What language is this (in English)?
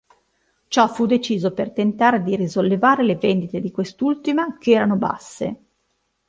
Italian